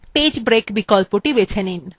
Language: Bangla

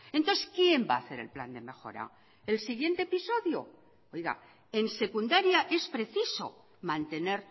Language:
Spanish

